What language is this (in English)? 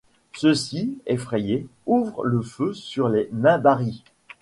French